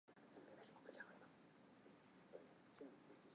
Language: Chinese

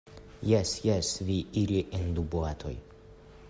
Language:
Esperanto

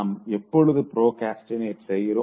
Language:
Tamil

